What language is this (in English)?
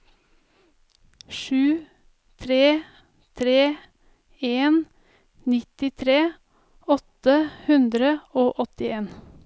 Norwegian